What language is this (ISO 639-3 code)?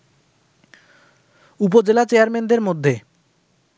ben